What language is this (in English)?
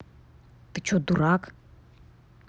Russian